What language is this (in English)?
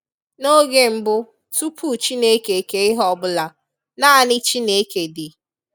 Igbo